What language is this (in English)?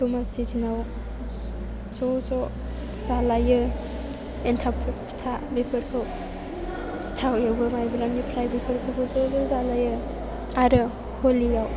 Bodo